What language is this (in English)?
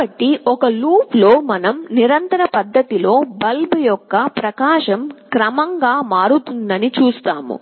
Telugu